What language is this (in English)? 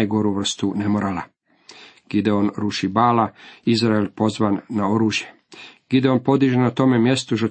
Croatian